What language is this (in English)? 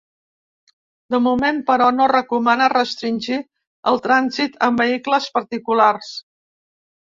Catalan